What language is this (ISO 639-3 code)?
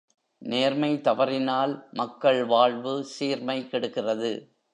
tam